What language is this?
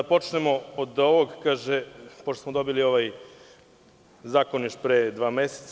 Serbian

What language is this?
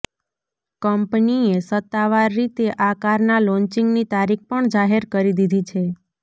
Gujarati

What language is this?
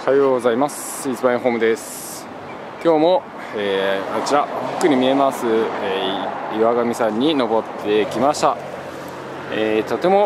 Japanese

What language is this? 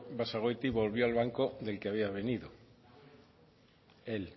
Spanish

